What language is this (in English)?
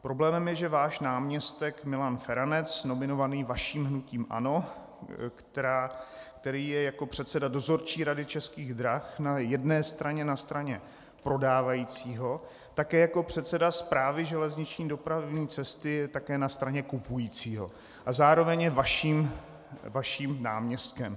Czech